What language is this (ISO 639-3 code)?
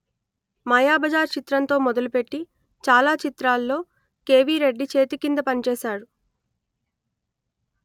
tel